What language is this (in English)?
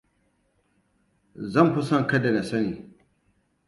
Hausa